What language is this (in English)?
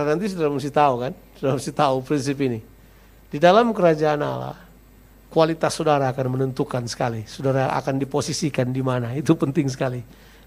Indonesian